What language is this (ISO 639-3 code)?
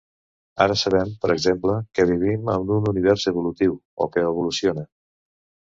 cat